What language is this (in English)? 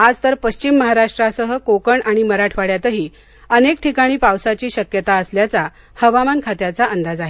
Marathi